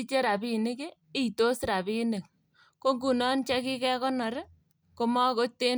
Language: Kalenjin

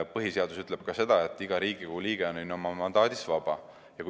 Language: Estonian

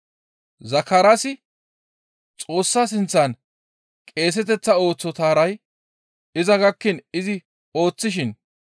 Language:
Gamo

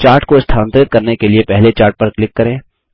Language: Hindi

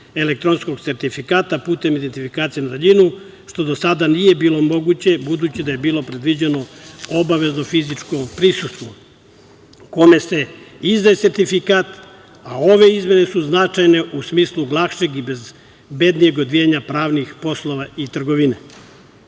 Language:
Serbian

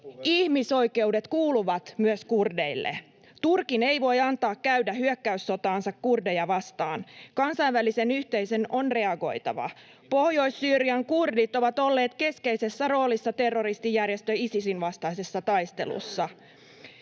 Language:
Finnish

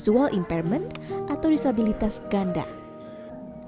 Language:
Indonesian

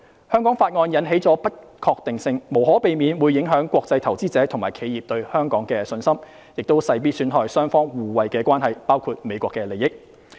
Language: Cantonese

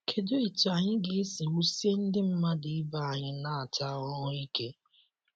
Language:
Igbo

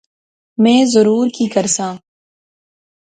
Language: Pahari-Potwari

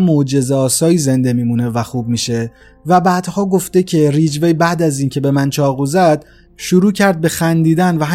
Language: Persian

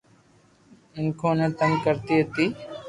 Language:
Loarki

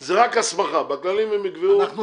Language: Hebrew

